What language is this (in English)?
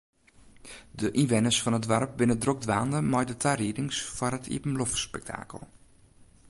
Western Frisian